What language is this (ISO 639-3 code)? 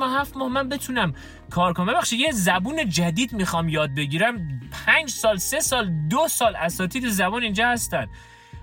fas